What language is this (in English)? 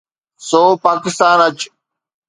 Sindhi